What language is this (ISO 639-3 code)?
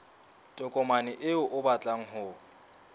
sot